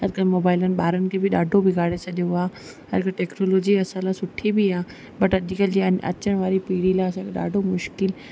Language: Sindhi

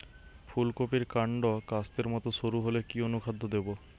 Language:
Bangla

